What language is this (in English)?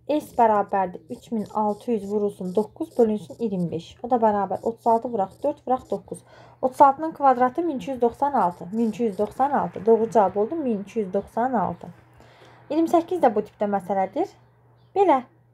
Turkish